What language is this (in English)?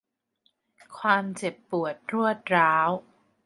Thai